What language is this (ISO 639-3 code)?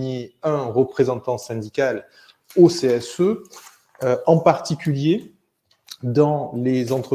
fra